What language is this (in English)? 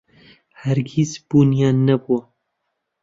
Central Kurdish